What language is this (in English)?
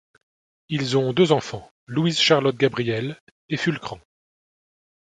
French